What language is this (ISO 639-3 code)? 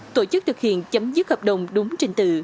vie